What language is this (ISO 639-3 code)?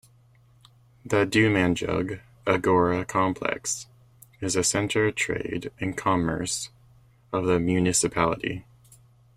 eng